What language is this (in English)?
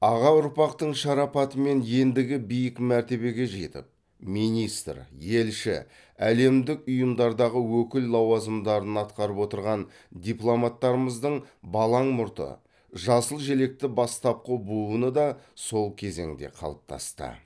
Kazakh